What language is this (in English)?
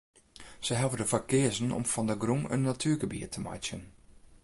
Western Frisian